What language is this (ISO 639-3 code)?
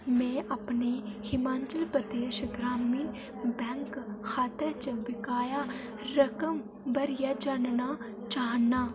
doi